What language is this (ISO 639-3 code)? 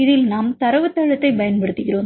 tam